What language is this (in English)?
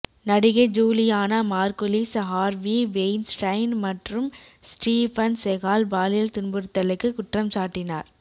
Tamil